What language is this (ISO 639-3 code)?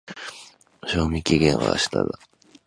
jpn